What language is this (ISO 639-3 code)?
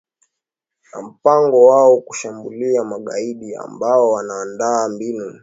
swa